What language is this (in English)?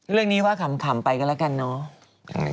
Thai